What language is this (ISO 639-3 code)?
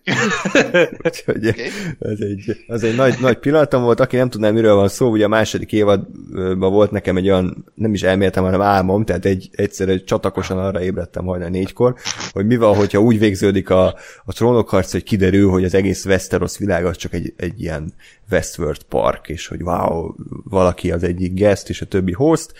hun